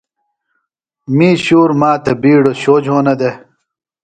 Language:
Phalura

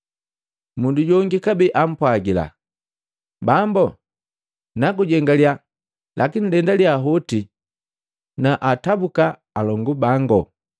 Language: Matengo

